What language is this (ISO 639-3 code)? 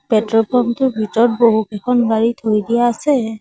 asm